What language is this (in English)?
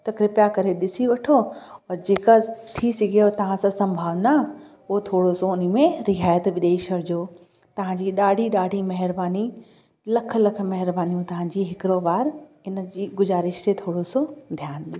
Sindhi